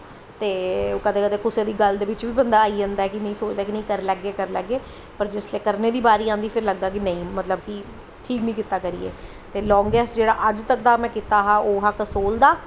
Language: Dogri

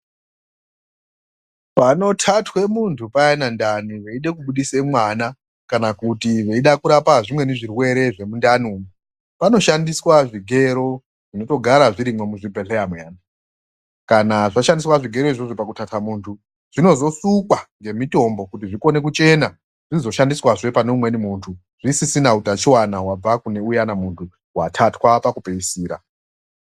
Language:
Ndau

